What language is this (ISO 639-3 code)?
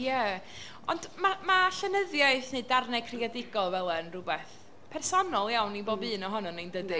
cym